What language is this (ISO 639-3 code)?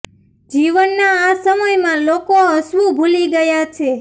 guj